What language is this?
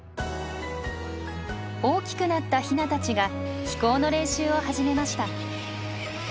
Japanese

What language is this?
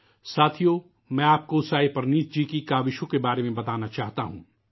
Urdu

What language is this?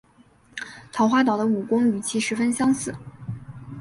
Chinese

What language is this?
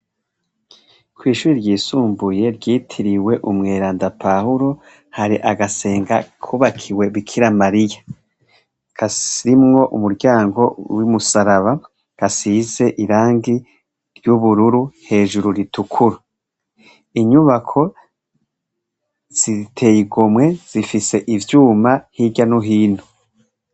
Rundi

